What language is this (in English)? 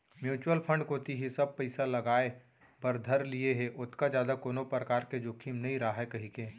Chhattisgarhi